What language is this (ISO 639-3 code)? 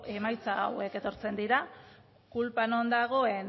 eus